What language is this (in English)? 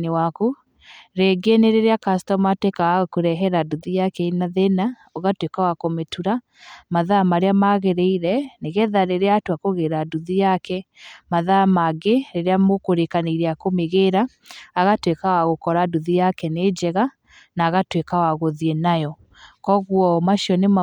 Kikuyu